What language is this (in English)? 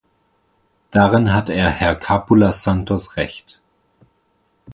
German